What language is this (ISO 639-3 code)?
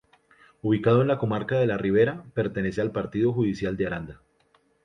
spa